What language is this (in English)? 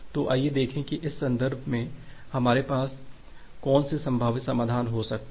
Hindi